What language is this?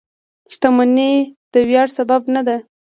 Pashto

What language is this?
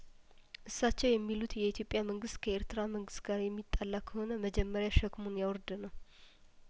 Amharic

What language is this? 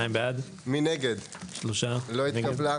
Hebrew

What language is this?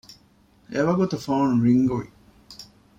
Divehi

